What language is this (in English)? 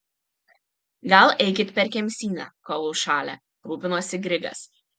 Lithuanian